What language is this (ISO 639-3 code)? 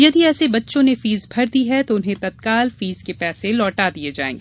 hin